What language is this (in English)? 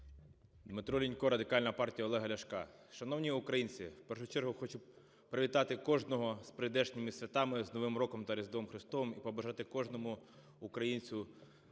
Ukrainian